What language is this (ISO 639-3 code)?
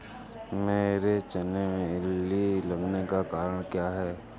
hin